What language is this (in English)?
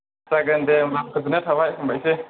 Bodo